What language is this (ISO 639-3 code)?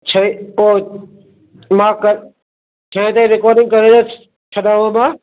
snd